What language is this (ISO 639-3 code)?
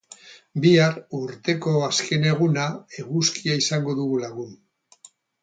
eus